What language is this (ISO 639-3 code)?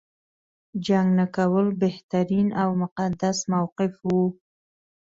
pus